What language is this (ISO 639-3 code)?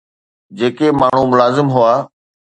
snd